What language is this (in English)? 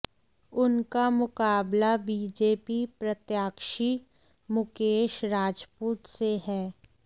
Hindi